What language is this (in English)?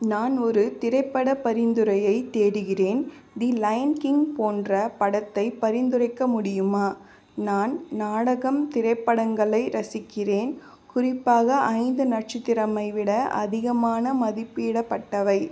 Tamil